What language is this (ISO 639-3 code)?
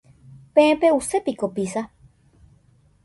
grn